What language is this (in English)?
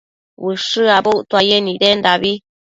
Matsés